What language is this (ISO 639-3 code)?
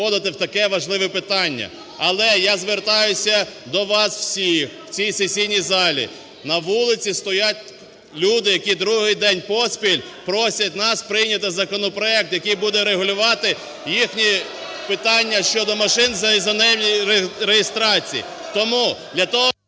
ukr